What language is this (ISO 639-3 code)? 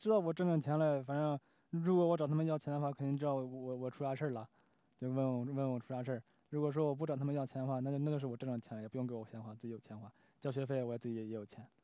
zho